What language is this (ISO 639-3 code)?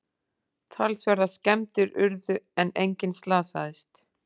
isl